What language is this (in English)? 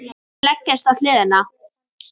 Icelandic